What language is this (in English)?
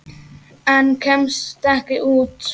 Icelandic